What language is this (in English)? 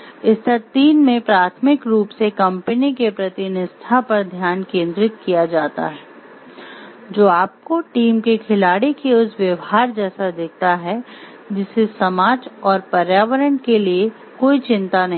Hindi